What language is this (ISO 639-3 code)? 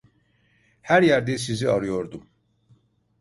tur